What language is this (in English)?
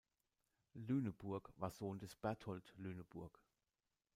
German